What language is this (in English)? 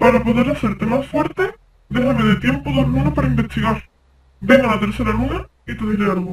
Spanish